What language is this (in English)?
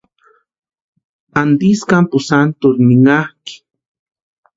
Western Highland Purepecha